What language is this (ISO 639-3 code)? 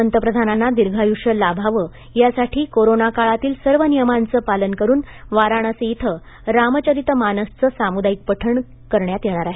mar